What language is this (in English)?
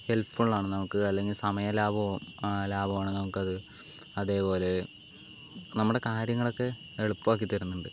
Malayalam